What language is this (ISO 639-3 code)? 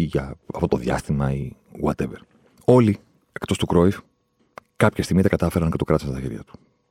ell